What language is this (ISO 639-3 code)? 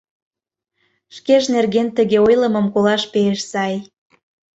chm